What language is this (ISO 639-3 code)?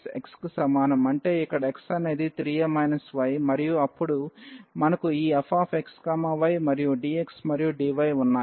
tel